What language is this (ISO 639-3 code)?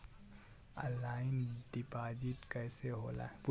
bho